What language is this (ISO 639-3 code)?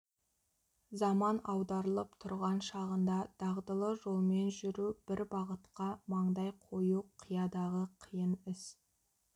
kaz